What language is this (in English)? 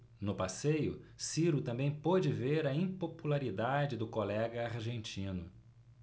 Portuguese